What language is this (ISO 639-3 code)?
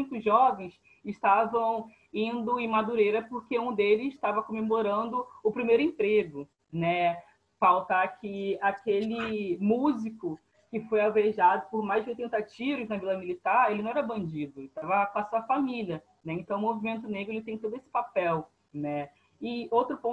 por